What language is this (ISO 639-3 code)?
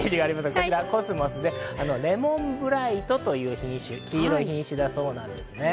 jpn